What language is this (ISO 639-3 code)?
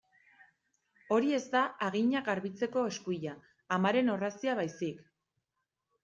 eus